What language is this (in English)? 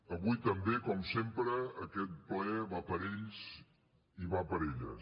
Catalan